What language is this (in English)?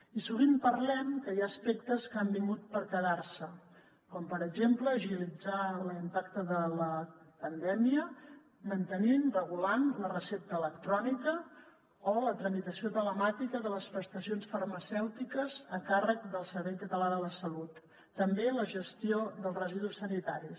Catalan